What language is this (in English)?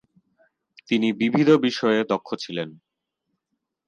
Bangla